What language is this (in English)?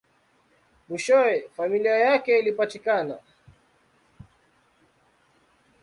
Swahili